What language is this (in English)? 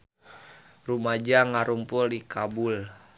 Sundanese